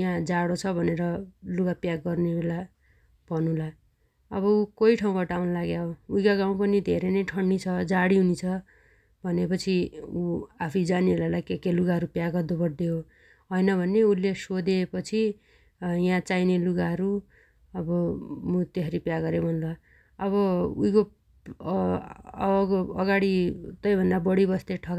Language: Dotyali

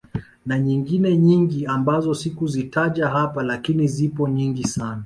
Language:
Swahili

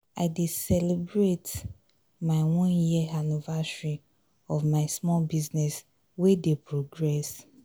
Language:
Nigerian Pidgin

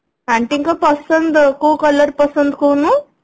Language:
Odia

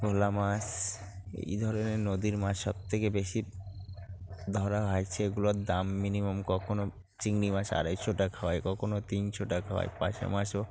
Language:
Bangla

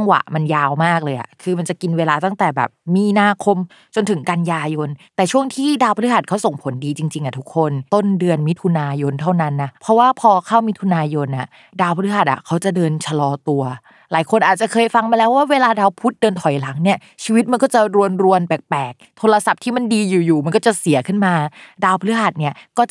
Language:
Thai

